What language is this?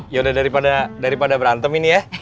Indonesian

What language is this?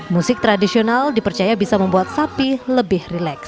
Indonesian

